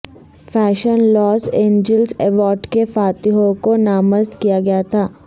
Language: Urdu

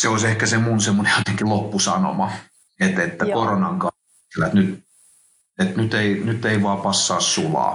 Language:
Finnish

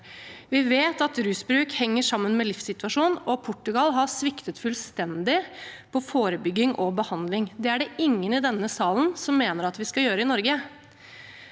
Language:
Norwegian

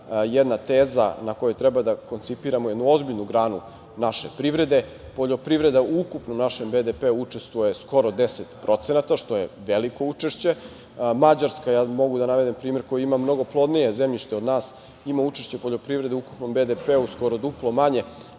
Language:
Serbian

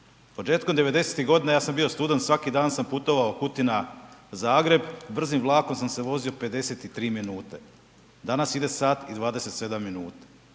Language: Croatian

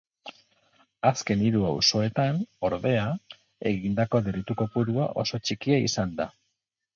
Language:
Basque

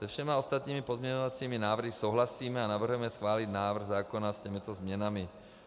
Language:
Czech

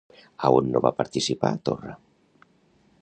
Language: Catalan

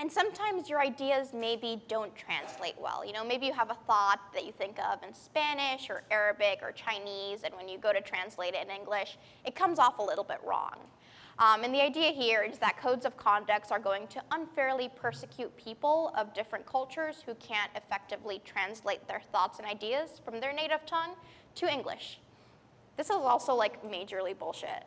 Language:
English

